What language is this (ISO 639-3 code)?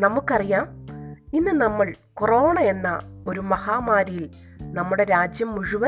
mal